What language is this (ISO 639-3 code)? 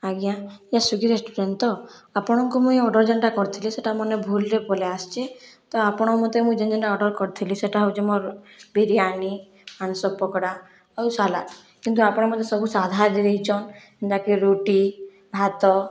ori